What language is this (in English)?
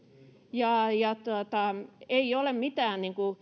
Finnish